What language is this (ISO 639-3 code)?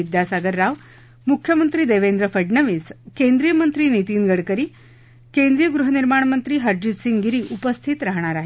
mar